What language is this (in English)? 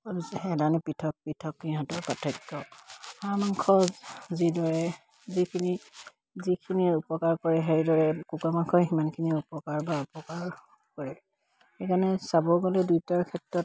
Assamese